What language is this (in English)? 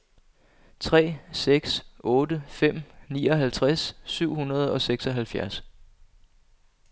Danish